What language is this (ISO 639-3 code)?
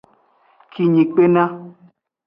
ajg